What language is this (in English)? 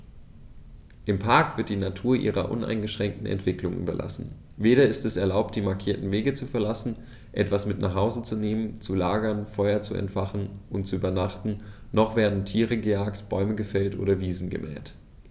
German